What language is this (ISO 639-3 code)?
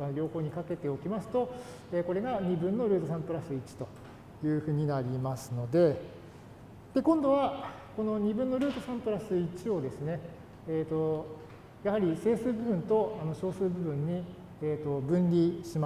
jpn